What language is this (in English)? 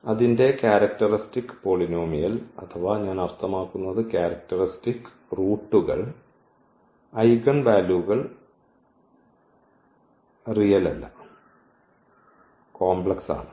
Malayalam